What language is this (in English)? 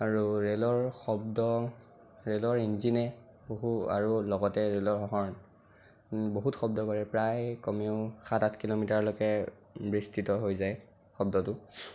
Assamese